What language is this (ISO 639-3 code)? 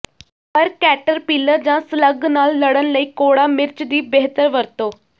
pan